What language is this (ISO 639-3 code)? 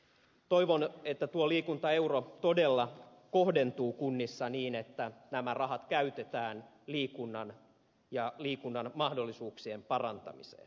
fin